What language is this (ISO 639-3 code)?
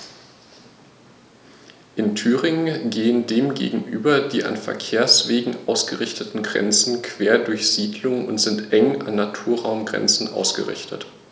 deu